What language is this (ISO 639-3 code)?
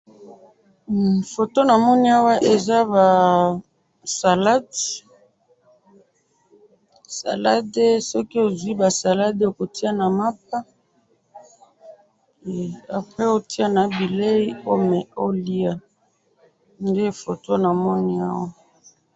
lin